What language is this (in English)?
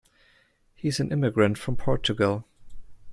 English